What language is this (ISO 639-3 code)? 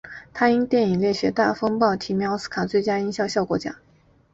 zho